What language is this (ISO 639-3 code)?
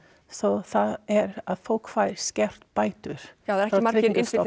isl